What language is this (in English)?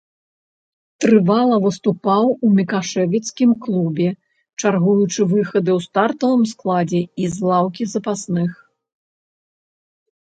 Belarusian